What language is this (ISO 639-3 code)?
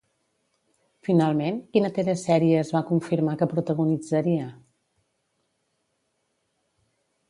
cat